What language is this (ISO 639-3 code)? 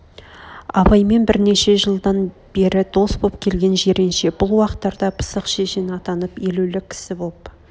kaz